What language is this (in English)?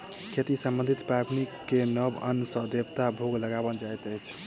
Maithili